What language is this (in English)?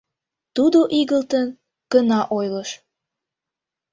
Mari